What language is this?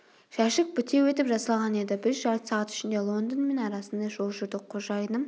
Kazakh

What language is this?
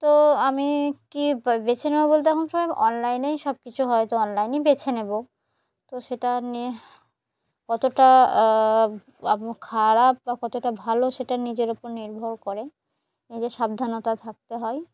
Bangla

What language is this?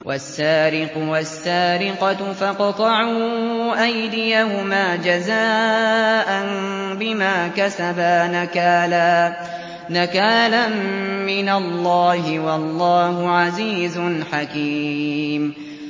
Arabic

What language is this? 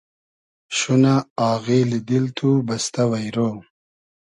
Hazaragi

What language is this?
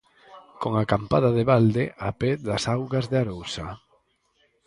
Galician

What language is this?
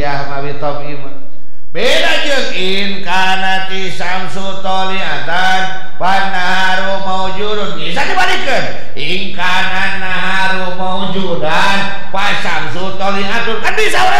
Indonesian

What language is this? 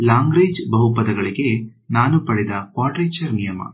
Kannada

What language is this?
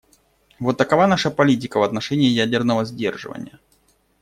Russian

